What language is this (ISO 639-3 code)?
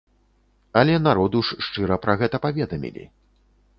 bel